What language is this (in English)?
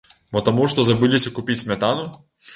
Belarusian